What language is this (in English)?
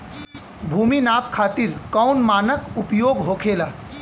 Bhojpuri